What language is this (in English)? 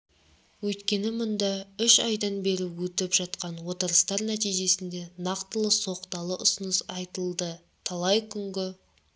Kazakh